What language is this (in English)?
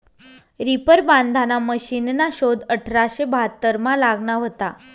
Marathi